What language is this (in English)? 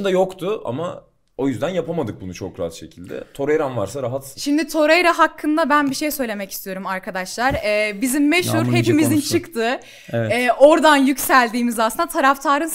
Turkish